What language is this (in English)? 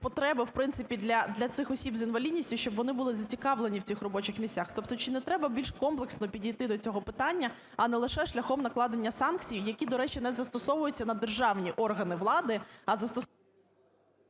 Ukrainian